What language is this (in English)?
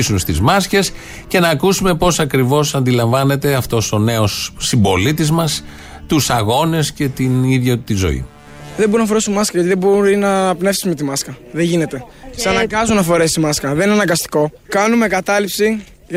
Greek